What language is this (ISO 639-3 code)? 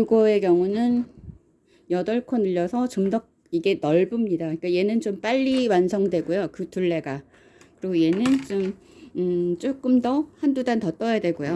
kor